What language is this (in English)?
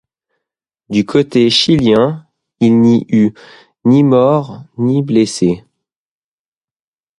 French